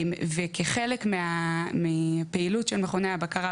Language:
Hebrew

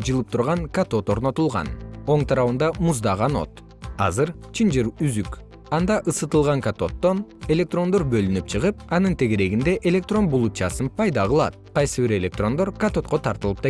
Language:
Kyrgyz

